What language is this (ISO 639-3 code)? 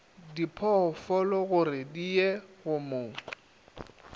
nso